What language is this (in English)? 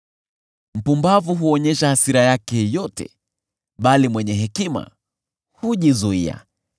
Swahili